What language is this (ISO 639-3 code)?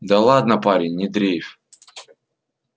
rus